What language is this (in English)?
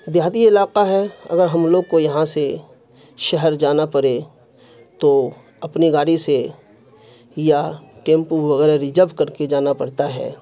Urdu